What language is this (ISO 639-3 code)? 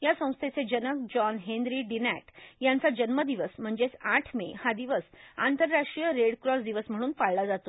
mar